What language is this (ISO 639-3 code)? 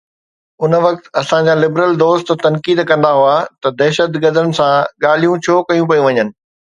snd